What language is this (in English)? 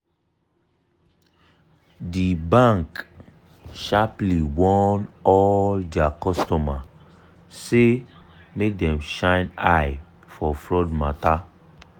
Nigerian Pidgin